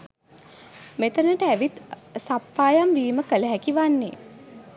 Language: Sinhala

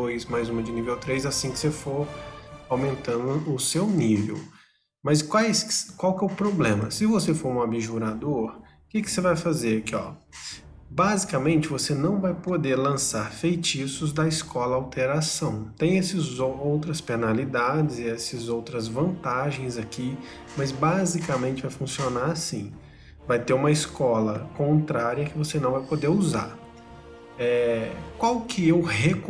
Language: Portuguese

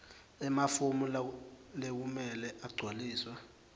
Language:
Swati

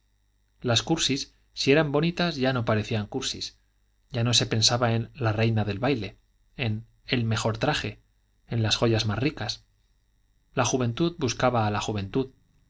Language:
Spanish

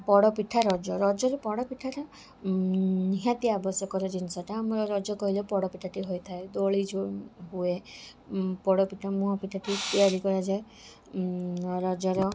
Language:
Odia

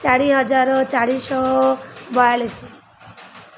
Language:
Odia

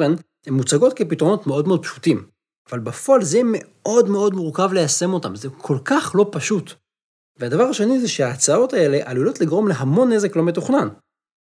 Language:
Hebrew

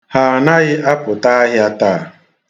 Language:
Igbo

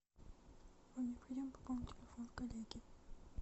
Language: Russian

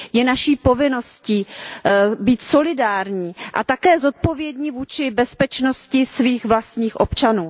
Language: Czech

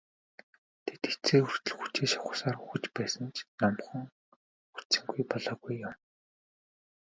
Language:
Mongolian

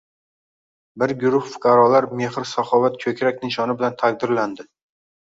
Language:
Uzbek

